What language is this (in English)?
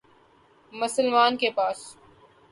Urdu